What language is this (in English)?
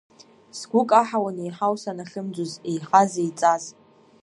Abkhazian